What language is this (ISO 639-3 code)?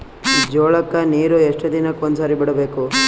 kan